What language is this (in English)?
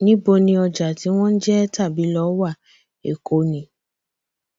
Yoruba